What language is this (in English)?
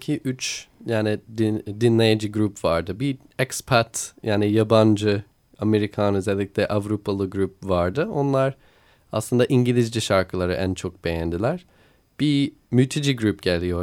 Turkish